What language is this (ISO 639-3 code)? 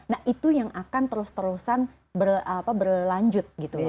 ind